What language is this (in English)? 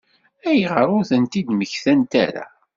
Kabyle